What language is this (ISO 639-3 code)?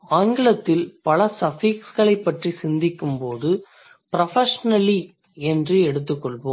tam